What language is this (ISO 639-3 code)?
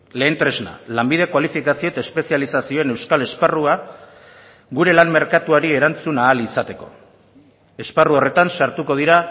eus